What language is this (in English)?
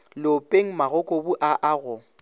Northern Sotho